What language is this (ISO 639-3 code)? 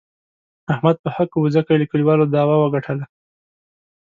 pus